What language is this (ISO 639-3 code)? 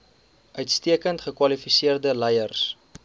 afr